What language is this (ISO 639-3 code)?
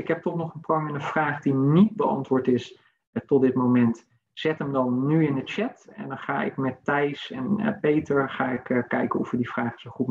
nld